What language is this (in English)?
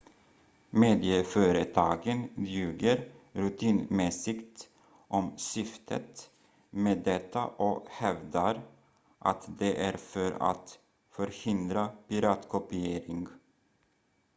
Swedish